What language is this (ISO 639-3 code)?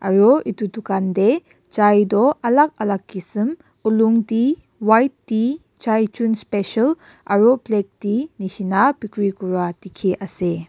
nag